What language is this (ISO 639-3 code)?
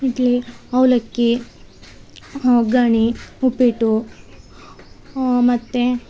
kan